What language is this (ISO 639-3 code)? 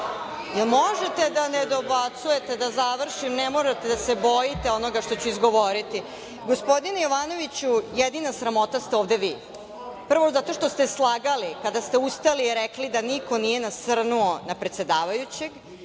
srp